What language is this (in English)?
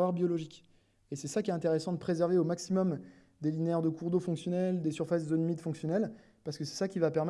French